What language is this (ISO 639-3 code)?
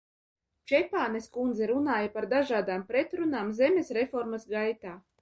lav